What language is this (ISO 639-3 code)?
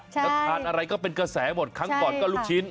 tha